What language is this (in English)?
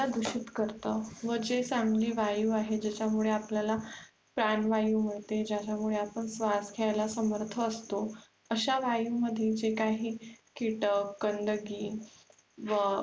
Marathi